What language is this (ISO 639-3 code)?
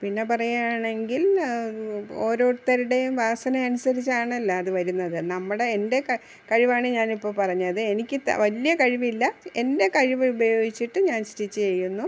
mal